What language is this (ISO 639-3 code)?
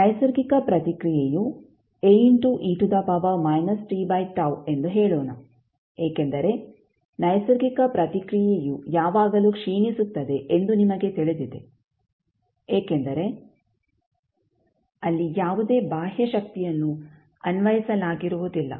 kan